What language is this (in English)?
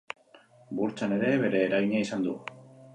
Basque